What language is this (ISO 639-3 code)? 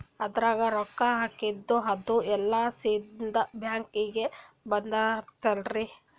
kan